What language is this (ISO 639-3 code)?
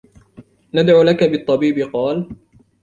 ara